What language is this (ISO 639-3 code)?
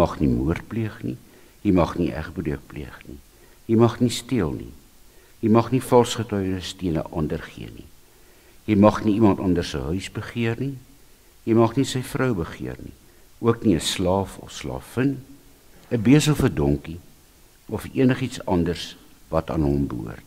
nld